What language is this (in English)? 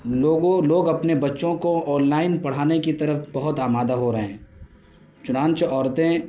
Urdu